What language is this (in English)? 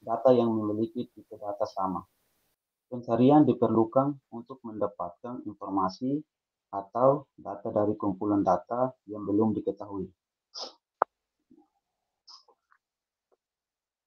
Indonesian